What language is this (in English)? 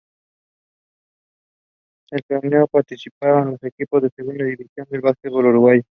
Spanish